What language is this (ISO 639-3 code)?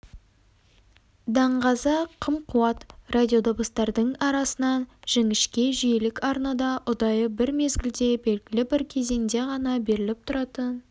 kaz